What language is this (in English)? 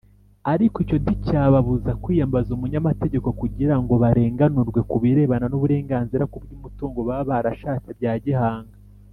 Kinyarwanda